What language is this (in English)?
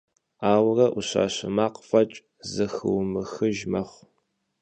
Kabardian